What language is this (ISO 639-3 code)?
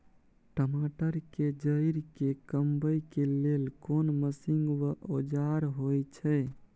mai